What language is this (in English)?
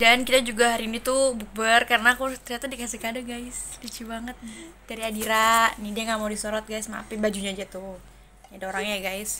Indonesian